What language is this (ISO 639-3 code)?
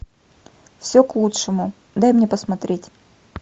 rus